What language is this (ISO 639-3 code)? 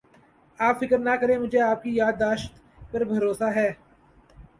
urd